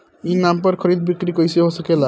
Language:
Bhojpuri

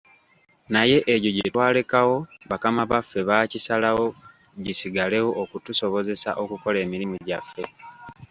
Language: Ganda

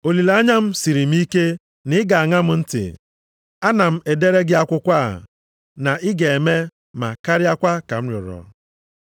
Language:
Igbo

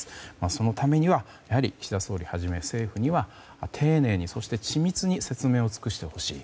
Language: Japanese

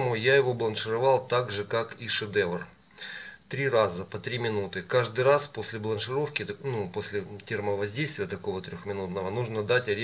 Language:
Russian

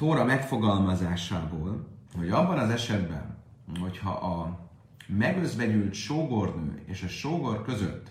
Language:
Hungarian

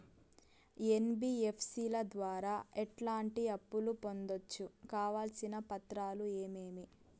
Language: Telugu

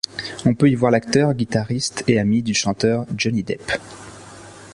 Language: French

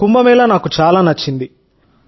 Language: Telugu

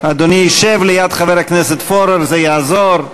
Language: Hebrew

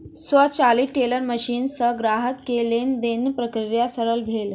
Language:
Maithili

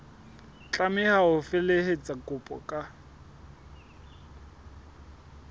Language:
Southern Sotho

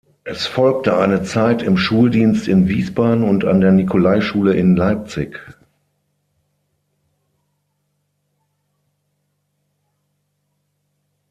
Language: German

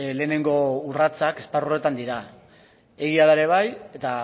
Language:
Basque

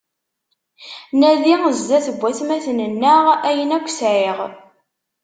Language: Kabyle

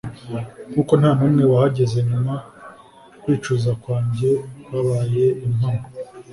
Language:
Kinyarwanda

